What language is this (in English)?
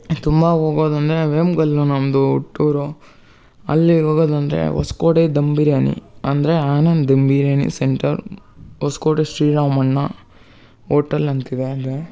Kannada